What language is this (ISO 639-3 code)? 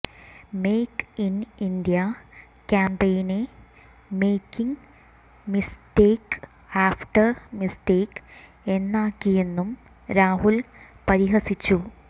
mal